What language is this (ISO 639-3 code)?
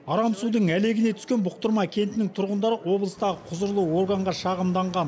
kaz